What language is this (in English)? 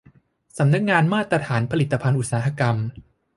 Thai